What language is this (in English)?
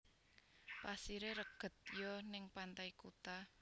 Javanese